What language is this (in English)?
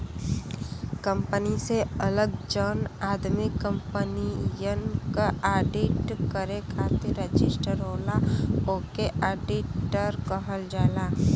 Bhojpuri